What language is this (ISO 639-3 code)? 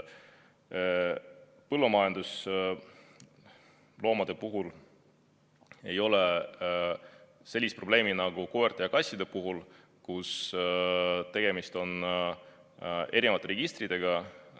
est